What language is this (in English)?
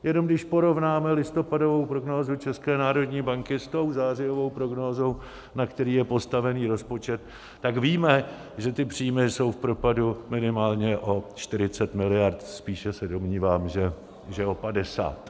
Czech